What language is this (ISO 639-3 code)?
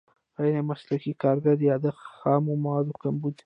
pus